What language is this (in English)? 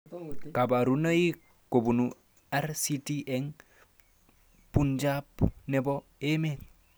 Kalenjin